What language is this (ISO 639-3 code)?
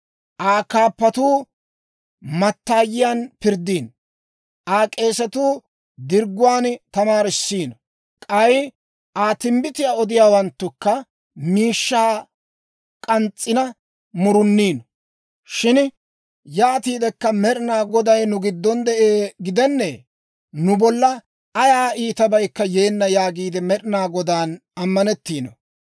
dwr